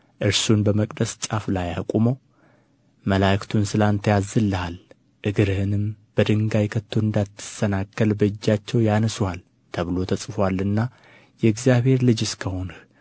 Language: Amharic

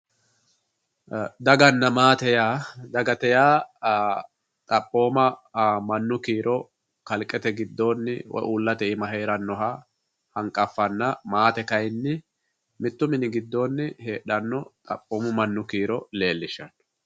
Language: Sidamo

